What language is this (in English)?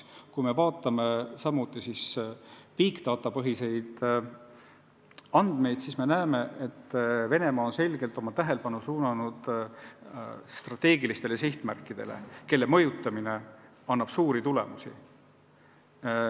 Estonian